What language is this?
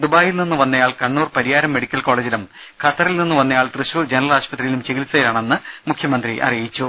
Malayalam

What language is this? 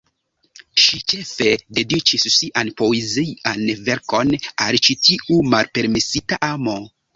Esperanto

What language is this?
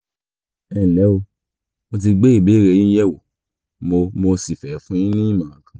Yoruba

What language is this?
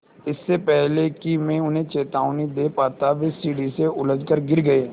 Hindi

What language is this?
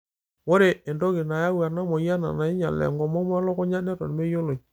Masai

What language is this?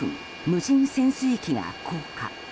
Japanese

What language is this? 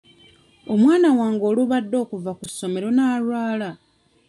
Ganda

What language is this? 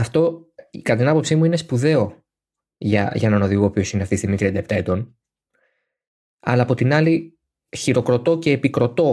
Greek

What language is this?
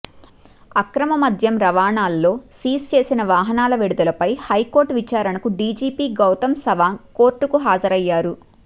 Telugu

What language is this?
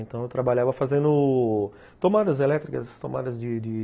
Portuguese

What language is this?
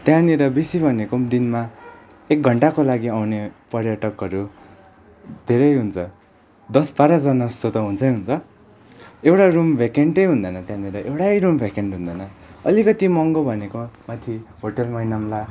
Nepali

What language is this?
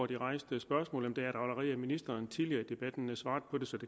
Danish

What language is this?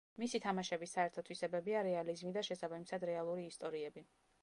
Georgian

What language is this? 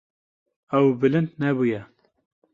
Kurdish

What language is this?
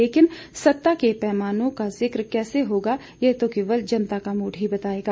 Hindi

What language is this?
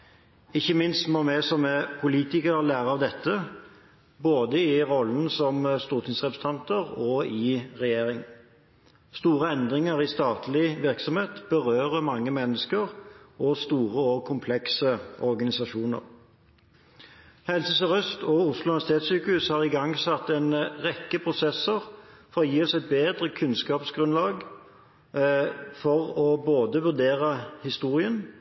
Norwegian Bokmål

